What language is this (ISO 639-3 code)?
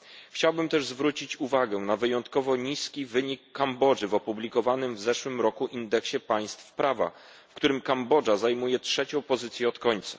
pol